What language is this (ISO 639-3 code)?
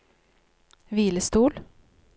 nor